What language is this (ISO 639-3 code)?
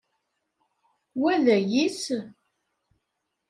kab